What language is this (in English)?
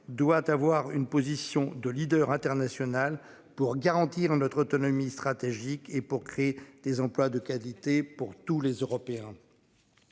French